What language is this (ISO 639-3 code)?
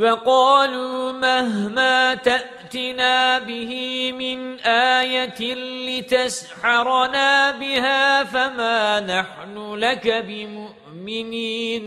ara